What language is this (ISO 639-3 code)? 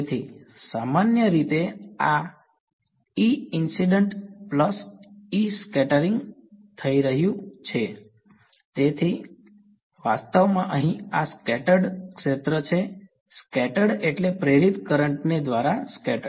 guj